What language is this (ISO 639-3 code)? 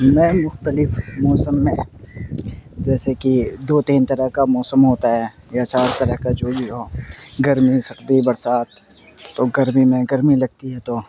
urd